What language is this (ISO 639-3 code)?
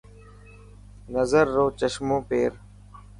mki